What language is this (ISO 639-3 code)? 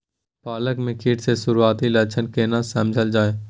mai